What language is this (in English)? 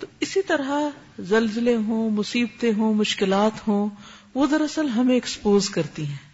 Urdu